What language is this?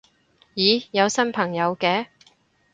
Cantonese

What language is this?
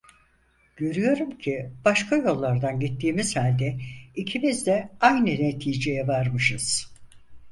Turkish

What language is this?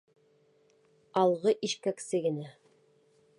Bashkir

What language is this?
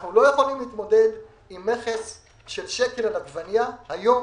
Hebrew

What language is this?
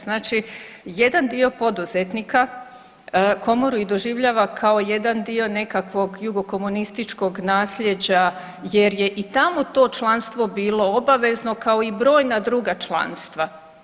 Croatian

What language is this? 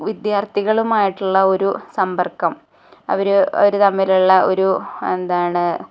Malayalam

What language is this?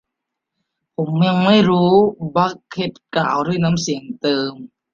Thai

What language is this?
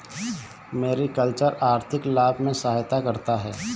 Hindi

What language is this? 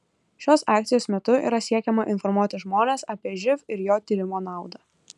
Lithuanian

